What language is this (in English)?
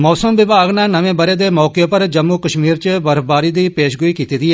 Dogri